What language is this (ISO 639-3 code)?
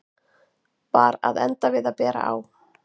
isl